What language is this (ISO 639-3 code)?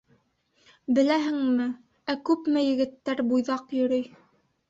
bak